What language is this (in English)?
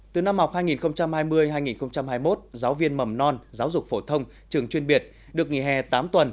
Vietnamese